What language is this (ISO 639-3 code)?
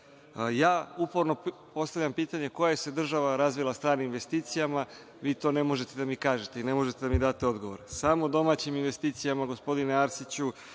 srp